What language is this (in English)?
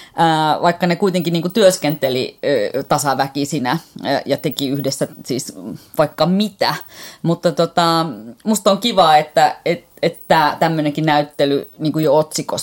Finnish